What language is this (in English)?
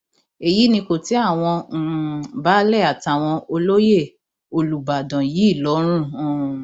Yoruba